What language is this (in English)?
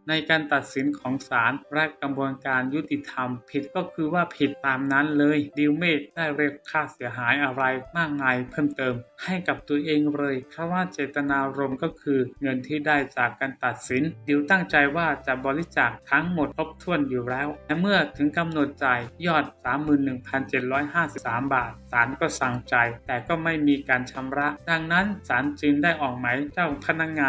Thai